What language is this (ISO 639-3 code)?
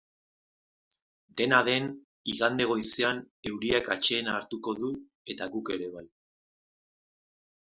eus